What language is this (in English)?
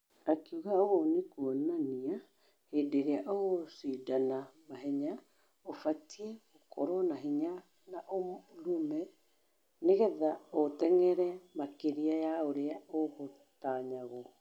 Kikuyu